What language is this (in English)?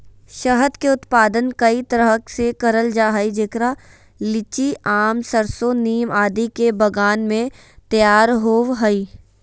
Magahi